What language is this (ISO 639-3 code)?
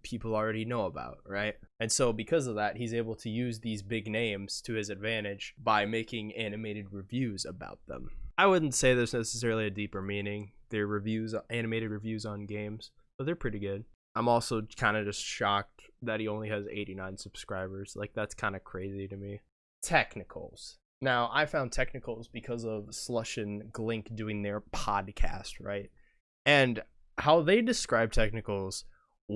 eng